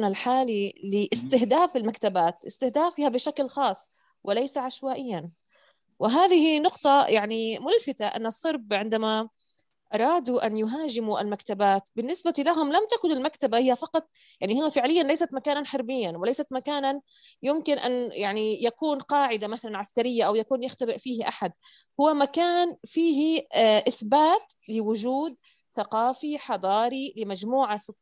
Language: Arabic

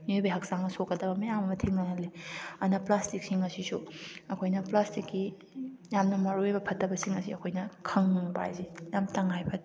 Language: Manipuri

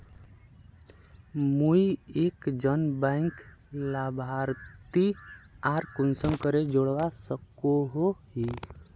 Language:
Magahi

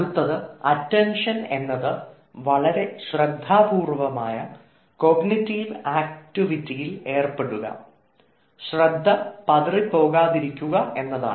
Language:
Malayalam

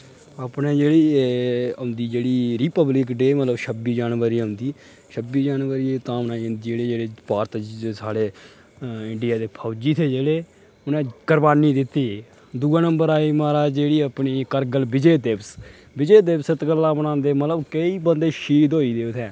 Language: Dogri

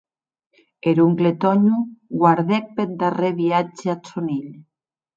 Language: Occitan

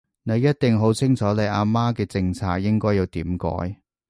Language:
Cantonese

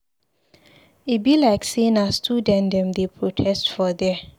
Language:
Nigerian Pidgin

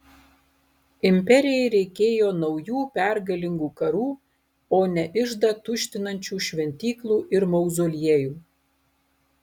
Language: Lithuanian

